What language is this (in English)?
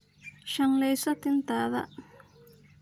Somali